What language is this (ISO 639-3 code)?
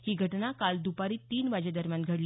mar